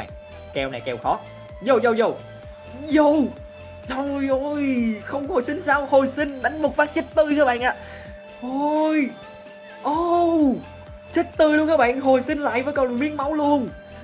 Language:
Vietnamese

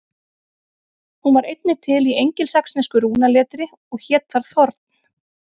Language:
Icelandic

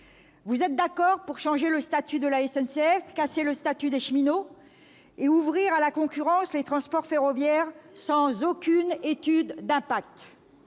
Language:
French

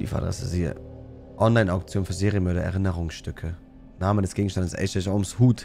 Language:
German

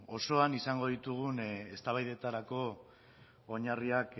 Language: Basque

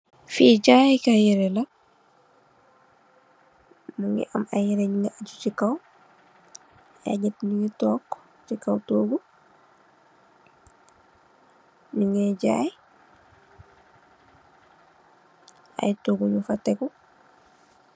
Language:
Wolof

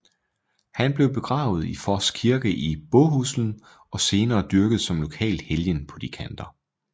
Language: Danish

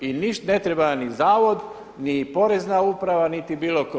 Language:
Croatian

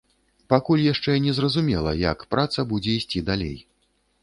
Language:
Belarusian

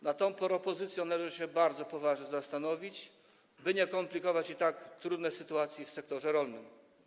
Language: Polish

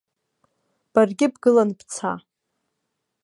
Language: Abkhazian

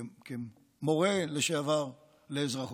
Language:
Hebrew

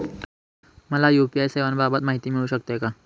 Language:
Marathi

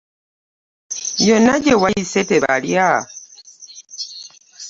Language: Ganda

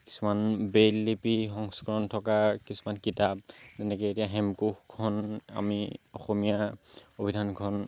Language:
Assamese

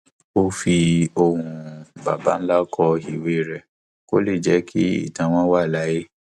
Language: Yoruba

